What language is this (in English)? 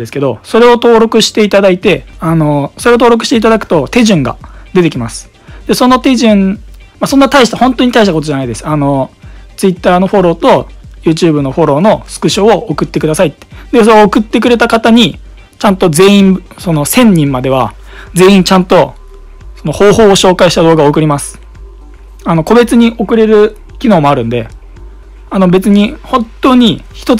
Japanese